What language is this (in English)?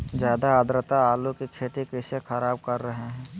Magahi